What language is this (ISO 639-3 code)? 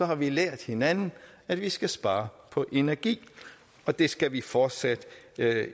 dan